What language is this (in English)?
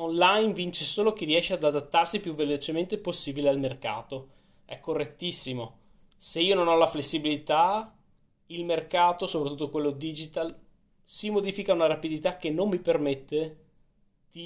Italian